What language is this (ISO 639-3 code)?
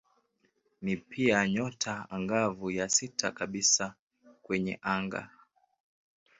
swa